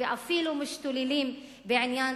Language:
Hebrew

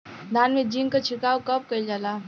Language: Bhojpuri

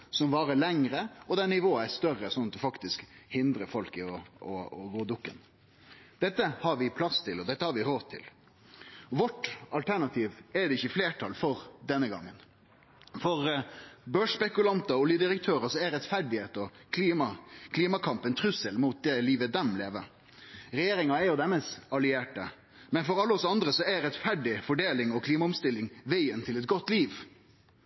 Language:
Norwegian Nynorsk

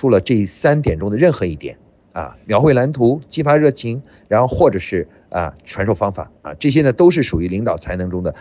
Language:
Chinese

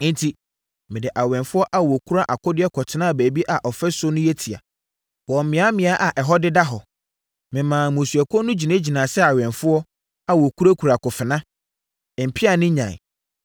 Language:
Akan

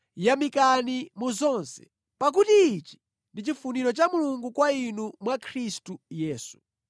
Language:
Nyanja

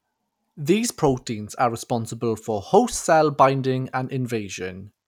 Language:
English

